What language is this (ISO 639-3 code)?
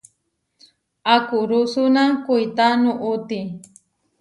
var